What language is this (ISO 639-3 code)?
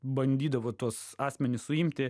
lit